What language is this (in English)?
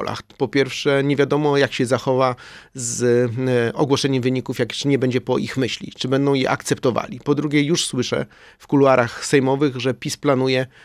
Polish